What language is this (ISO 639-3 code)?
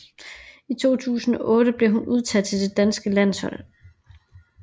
dan